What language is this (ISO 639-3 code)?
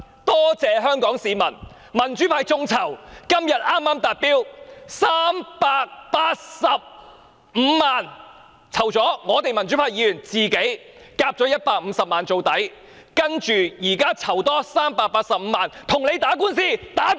yue